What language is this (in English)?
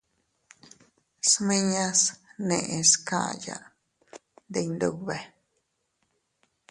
Teutila Cuicatec